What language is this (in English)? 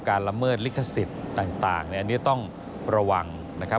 Thai